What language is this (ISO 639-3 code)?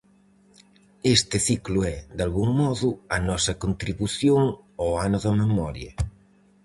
glg